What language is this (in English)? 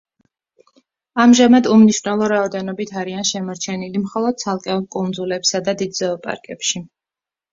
Georgian